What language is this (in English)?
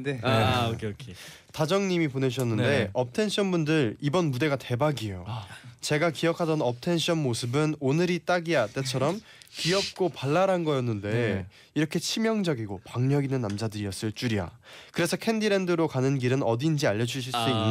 Korean